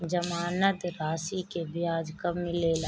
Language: Bhojpuri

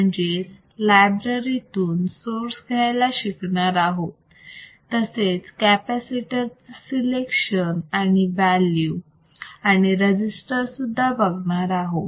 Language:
Marathi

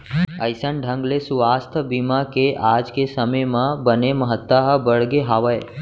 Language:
Chhattisgarhi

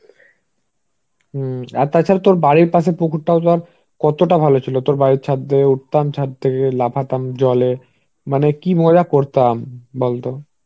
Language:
Bangla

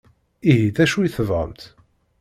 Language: Kabyle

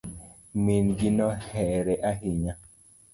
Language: Luo (Kenya and Tanzania)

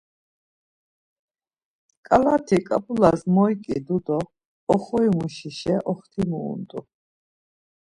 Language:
Laz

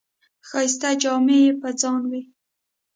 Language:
Pashto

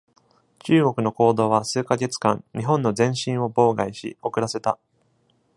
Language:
Japanese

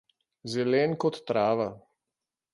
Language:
Slovenian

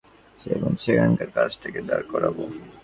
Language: Bangla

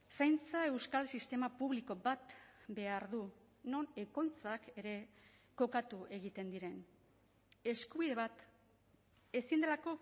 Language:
Basque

